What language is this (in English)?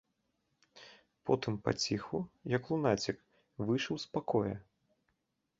Belarusian